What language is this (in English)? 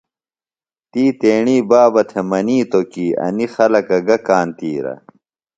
Phalura